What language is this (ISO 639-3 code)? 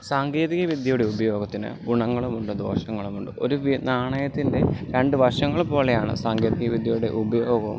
mal